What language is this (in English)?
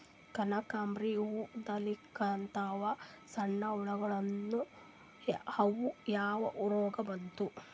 Kannada